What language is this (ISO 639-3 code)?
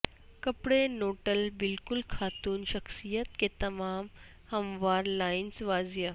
urd